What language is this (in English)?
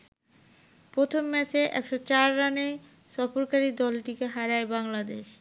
Bangla